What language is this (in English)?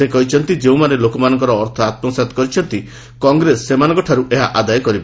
Odia